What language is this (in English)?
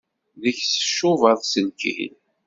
Kabyle